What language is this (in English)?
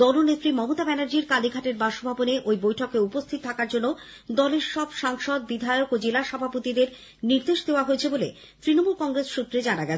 Bangla